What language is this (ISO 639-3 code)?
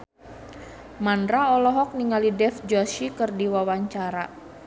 sun